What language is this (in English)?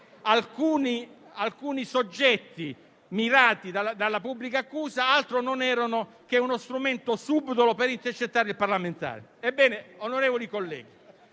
Italian